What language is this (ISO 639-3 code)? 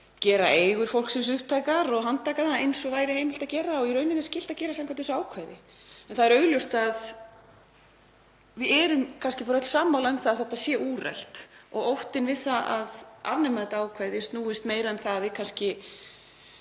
isl